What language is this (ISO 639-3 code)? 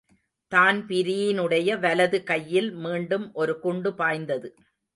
tam